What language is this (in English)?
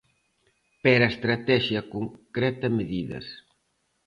Galician